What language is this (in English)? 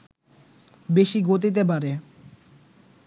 Bangla